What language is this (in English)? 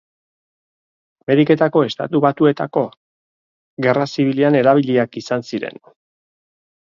Basque